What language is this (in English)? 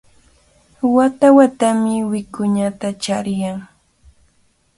Cajatambo North Lima Quechua